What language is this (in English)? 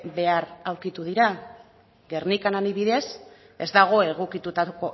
Basque